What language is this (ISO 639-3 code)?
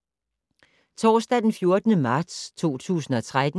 dan